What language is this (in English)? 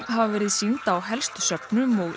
Icelandic